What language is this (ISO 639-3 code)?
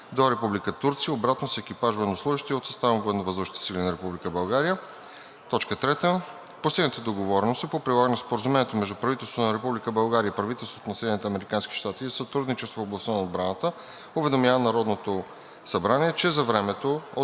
bul